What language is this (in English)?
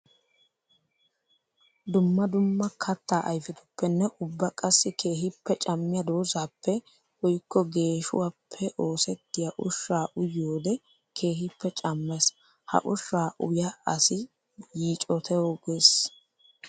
Wolaytta